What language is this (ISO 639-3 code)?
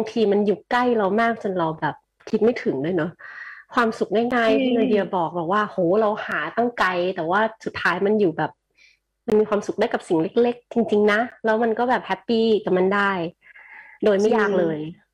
tha